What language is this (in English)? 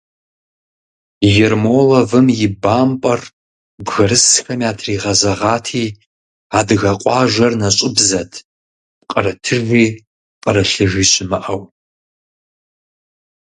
Kabardian